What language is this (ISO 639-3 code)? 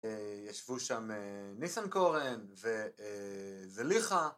heb